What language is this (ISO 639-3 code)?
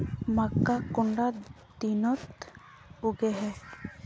mag